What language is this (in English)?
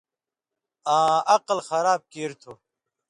Indus Kohistani